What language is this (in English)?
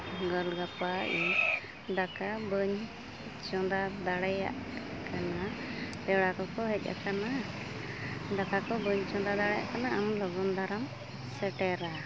Santali